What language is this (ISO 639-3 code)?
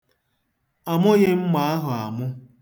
ibo